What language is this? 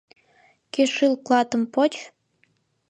Mari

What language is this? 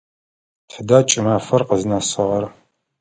Adyghe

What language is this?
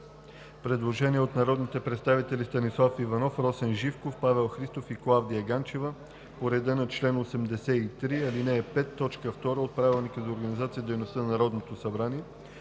Bulgarian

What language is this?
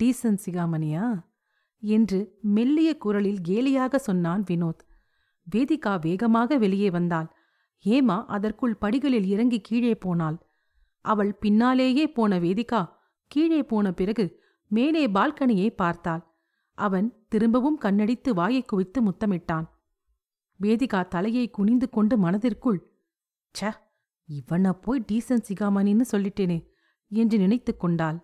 Tamil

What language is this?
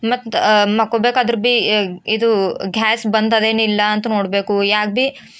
Kannada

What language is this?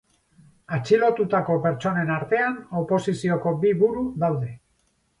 Basque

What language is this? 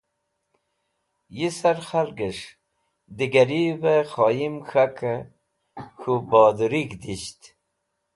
Wakhi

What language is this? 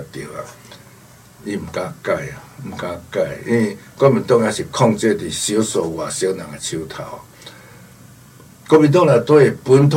Chinese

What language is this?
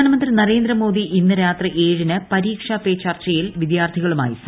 Malayalam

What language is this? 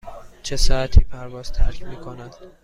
Persian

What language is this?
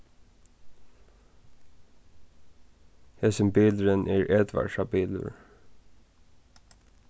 Faroese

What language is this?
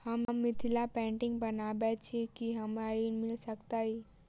Maithili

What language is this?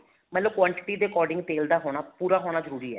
Punjabi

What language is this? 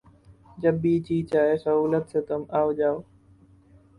Urdu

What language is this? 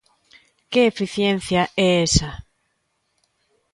Galician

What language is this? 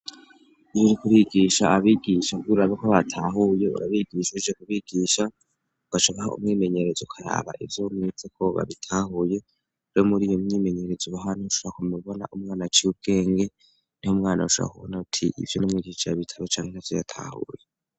Rundi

